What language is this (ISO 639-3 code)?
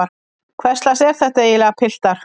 isl